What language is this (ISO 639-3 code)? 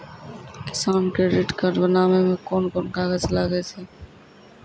mai